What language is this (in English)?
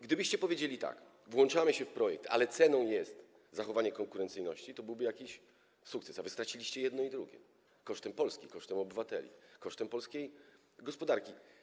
Polish